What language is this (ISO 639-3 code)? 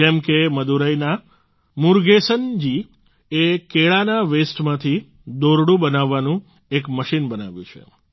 guj